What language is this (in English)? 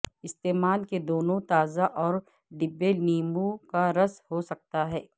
Urdu